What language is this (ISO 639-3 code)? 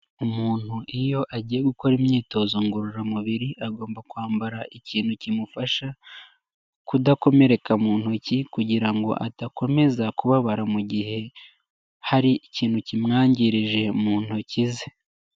kin